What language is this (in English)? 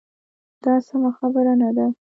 Pashto